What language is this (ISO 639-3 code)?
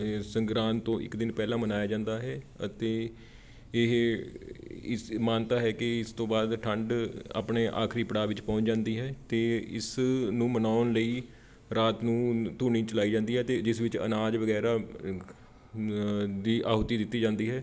pan